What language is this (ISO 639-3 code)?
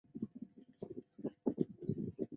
zho